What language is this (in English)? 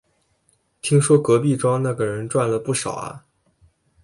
Chinese